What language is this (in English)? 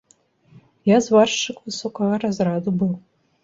Belarusian